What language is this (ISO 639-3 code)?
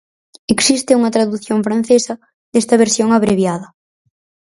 glg